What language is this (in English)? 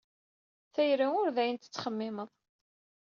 Kabyle